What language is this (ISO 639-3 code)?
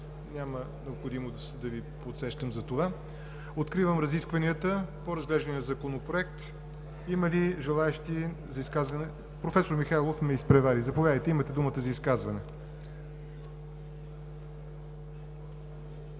bul